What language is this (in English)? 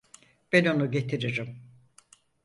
Turkish